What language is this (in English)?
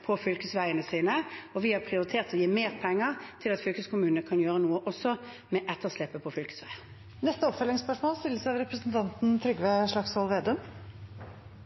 Norwegian